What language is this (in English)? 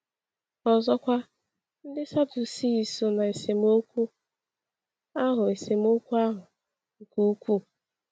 Igbo